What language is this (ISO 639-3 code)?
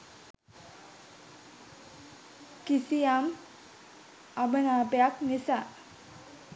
sin